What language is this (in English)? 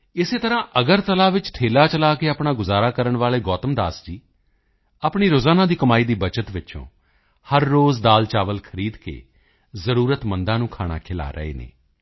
Punjabi